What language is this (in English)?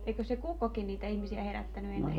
Finnish